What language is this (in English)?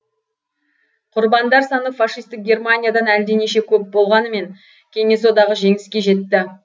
Kazakh